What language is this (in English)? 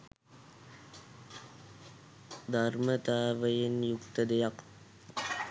Sinhala